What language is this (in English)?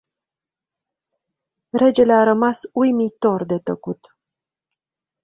Romanian